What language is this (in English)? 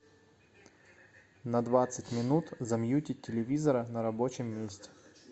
Russian